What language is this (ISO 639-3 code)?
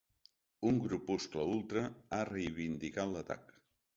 cat